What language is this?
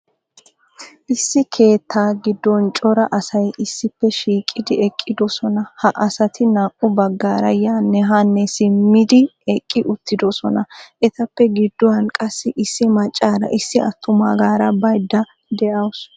Wolaytta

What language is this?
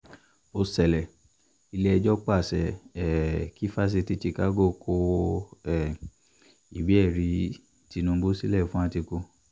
Yoruba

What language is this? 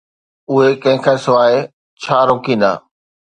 Sindhi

